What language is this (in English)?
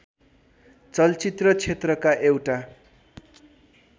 Nepali